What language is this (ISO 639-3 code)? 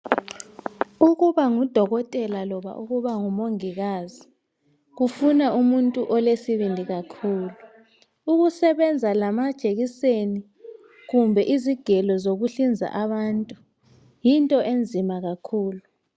nde